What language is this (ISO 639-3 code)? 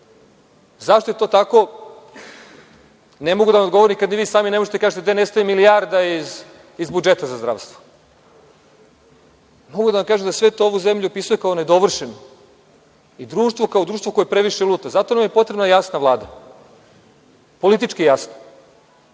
srp